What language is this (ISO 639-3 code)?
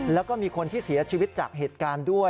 tha